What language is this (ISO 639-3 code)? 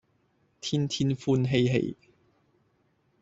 yue